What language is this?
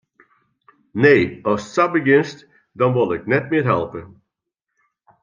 Western Frisian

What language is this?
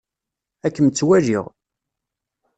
Kabyle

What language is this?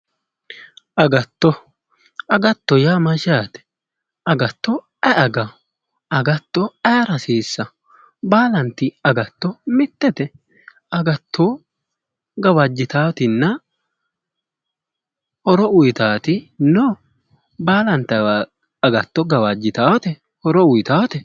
Sidamo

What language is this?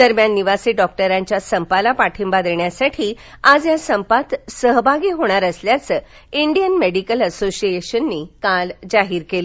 Marathi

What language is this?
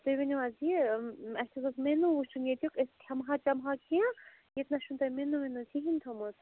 Kashmiri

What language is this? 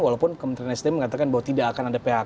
Indonesian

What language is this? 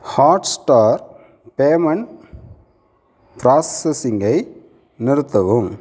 Tamil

